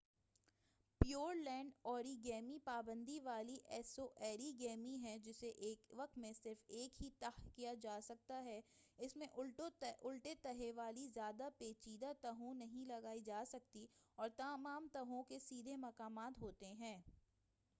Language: Urdu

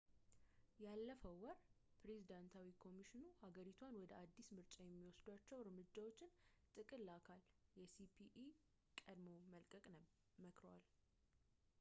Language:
Amharic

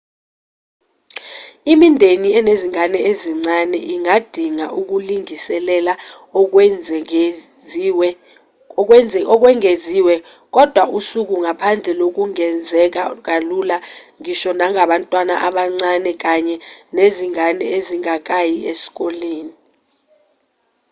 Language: Zulu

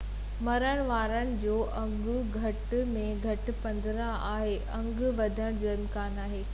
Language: Sindhi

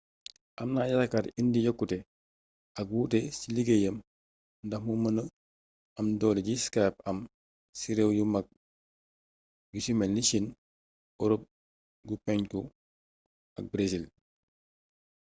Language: Wolof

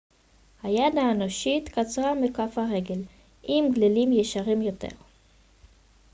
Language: Hebrew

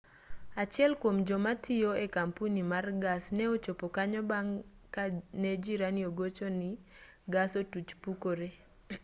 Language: Luo (Kenya and Tanzania)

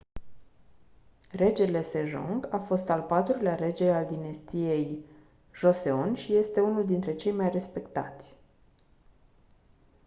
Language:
Romanian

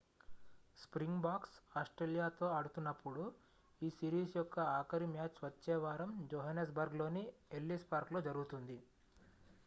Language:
Telugu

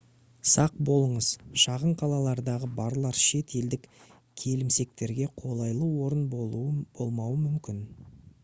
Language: Kazakh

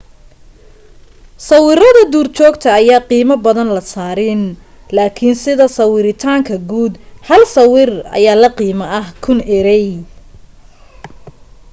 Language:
Somali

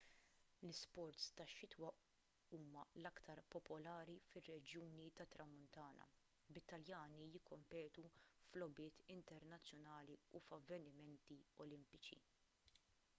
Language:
Maltese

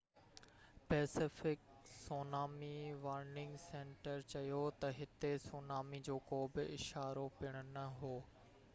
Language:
Sindhi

